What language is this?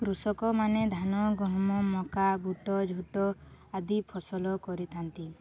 Odia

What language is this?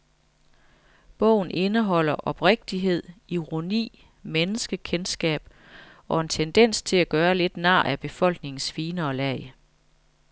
Danish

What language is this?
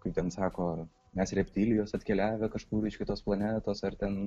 Lithuanian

